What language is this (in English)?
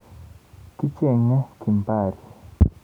Kalenjin